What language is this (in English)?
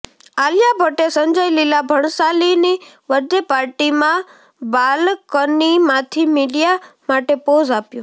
Gujarati